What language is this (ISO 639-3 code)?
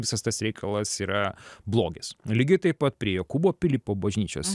lit